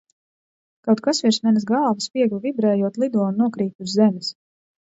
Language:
Latvian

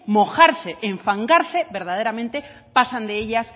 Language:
Spanish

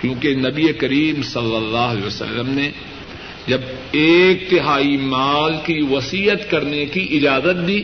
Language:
Urdu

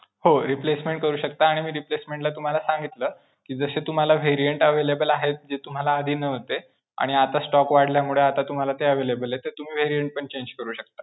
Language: Marathi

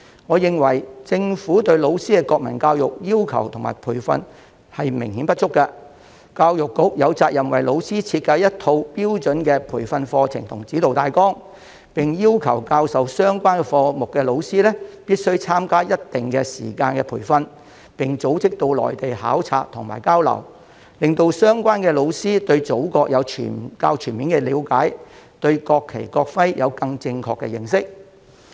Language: Cantonese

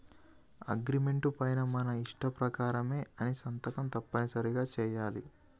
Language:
Telugu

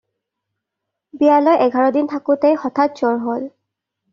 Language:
Assamese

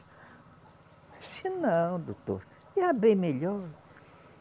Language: Portuguese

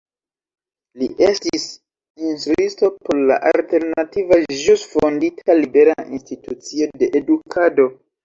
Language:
Esperanto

